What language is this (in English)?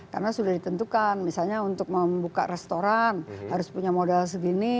Indonesian